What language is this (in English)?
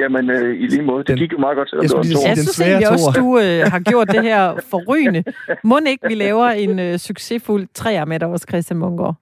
Danish